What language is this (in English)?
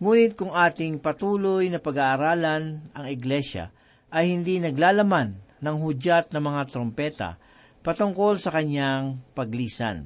Filipino